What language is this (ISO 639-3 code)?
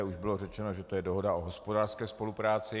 ces